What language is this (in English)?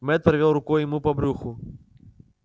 Russian